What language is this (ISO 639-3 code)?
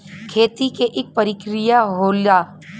bho